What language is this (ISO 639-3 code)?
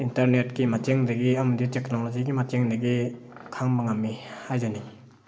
mni